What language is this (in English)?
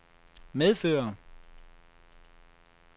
Danish